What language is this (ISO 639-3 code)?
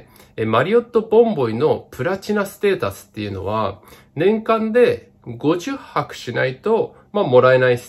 jpn